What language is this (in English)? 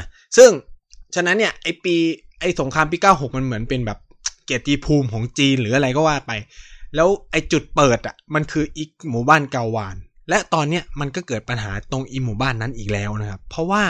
Thai